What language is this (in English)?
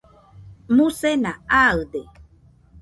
Nüpode Huitoto